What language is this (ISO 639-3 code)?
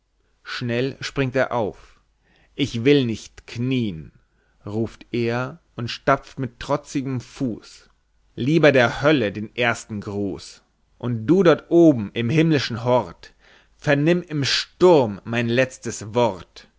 deu